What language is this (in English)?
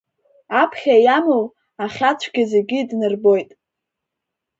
Abkhazian